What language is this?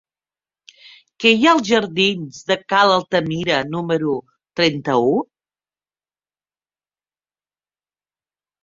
Catalan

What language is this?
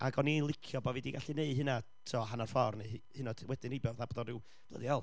Welsh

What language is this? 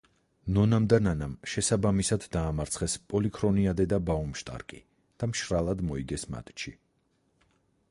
Georgian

